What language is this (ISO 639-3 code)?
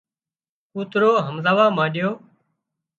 kxp